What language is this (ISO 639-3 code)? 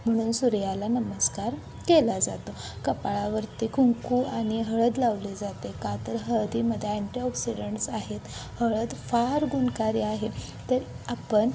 mar